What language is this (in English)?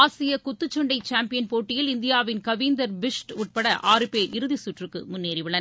Tamil